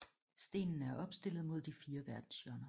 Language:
Danish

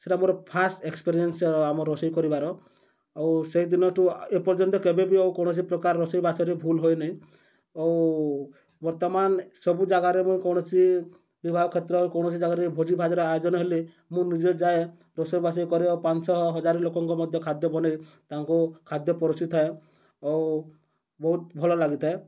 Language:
Odia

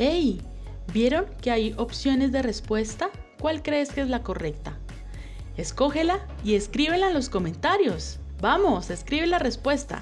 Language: Spanish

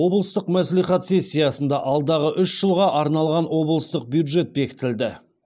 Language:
Kazakh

